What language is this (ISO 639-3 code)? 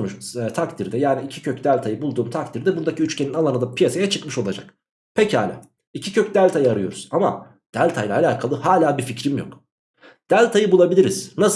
tur